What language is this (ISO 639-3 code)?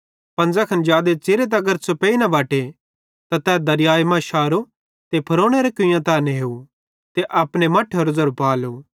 bhd